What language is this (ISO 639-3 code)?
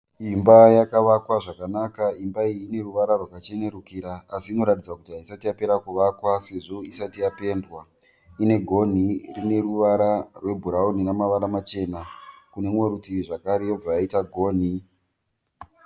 sna